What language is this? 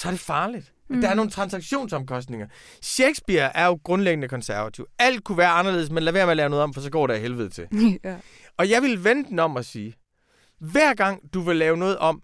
Danish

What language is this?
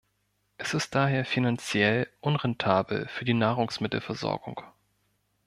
German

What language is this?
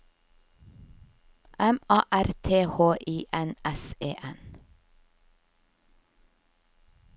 Norwegian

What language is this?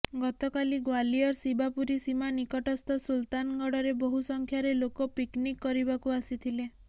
Odia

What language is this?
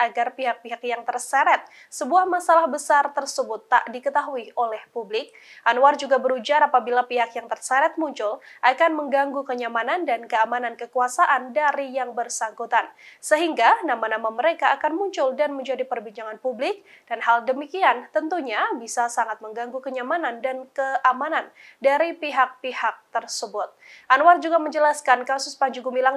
Indonesian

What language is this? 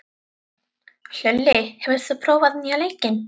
Icelandic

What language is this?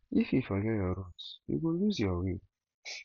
Nigerian Pidgin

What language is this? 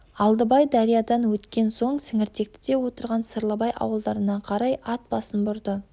Kazakh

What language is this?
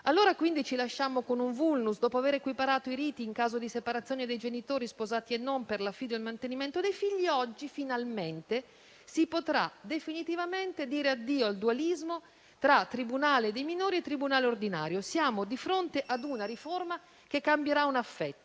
Italian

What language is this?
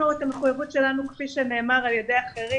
Hebrew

